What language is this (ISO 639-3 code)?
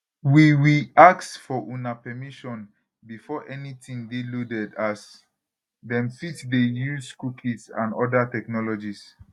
pcm